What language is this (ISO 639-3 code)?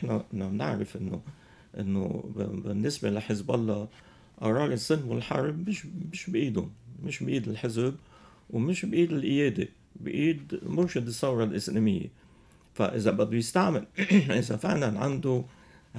ara